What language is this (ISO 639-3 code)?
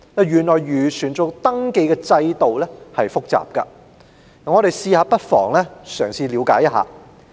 yue